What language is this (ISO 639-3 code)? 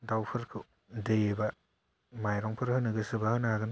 brx